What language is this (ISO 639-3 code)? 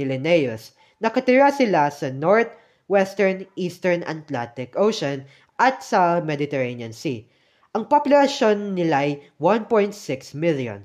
fil